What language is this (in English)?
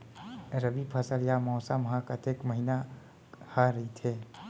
Chhattisgarhi